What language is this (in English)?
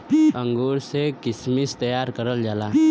Bhojpuri